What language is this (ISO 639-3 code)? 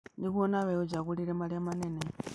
kik